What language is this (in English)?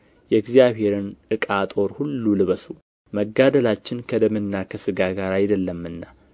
Amharic